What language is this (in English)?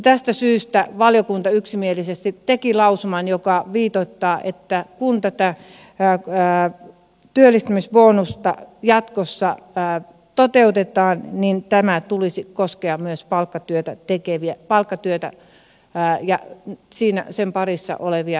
Finnish